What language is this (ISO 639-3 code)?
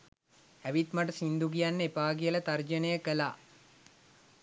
sin